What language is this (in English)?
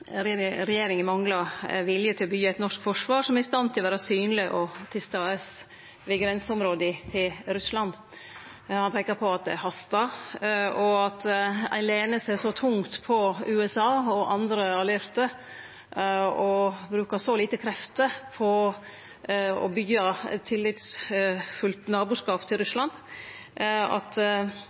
Norwegian Nynorsk